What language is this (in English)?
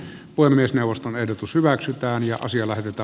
Finnish